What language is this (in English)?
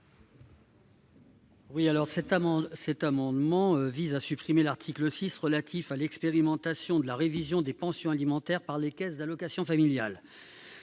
French